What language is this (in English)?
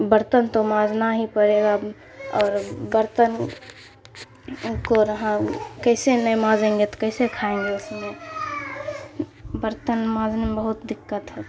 Urdu